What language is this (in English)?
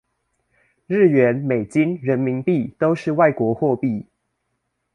Chinese